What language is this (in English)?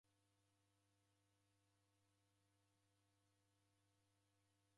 Taita